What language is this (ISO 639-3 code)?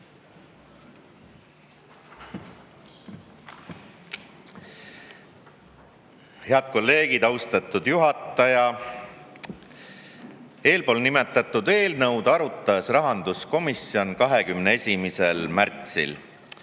est